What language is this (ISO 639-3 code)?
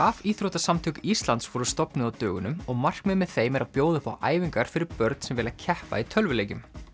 isl